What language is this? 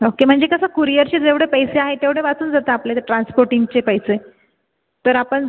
Marathi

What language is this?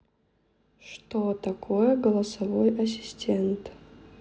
Russian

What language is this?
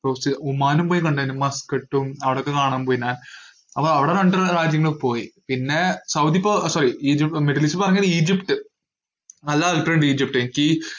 Malayalam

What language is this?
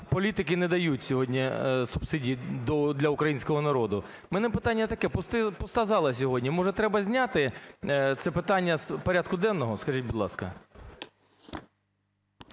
Ukrainian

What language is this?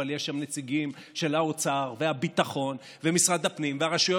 Hebrew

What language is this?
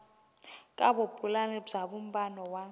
Tsonga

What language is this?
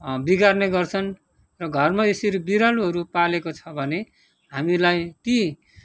Nepali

